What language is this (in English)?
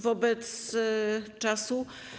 Polish